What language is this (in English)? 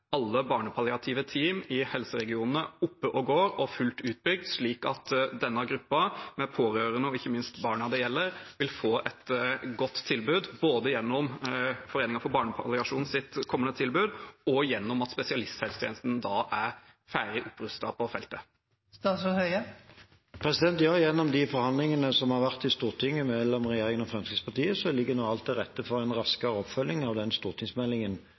Norwegian Bokmål